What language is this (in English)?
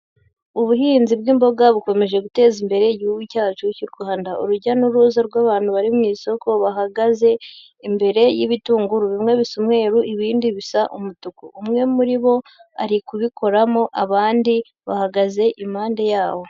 Kinyarwanda